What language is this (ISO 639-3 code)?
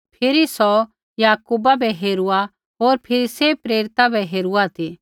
kfx